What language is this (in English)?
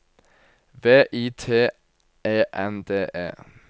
Norwegian